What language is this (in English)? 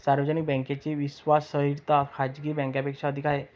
Marathi